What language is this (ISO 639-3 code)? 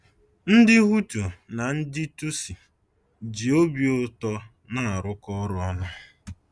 ibo